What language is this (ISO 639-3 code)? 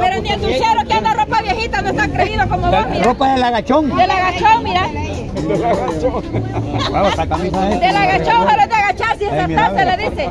spa